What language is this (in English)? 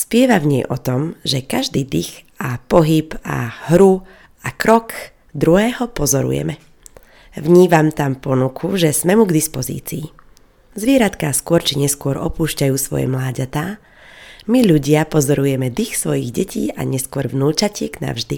Slovak